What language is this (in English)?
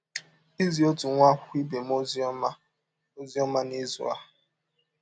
Igbo